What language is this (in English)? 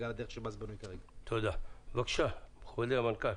Hebrew